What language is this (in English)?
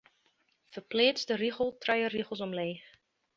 Western Frisian